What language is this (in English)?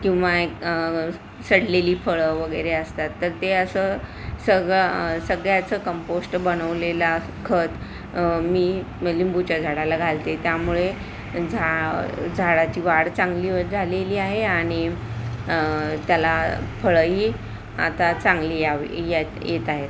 Marathi